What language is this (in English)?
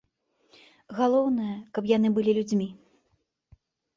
Belarusian